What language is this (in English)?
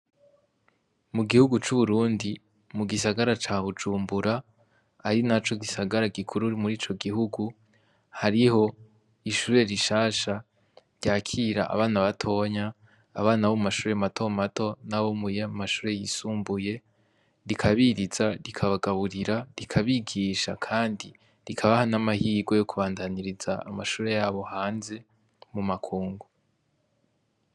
Rundi